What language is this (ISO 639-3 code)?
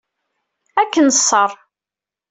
kab